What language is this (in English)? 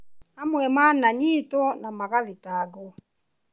Kikuyu